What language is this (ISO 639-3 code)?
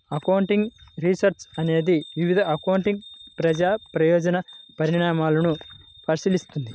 tel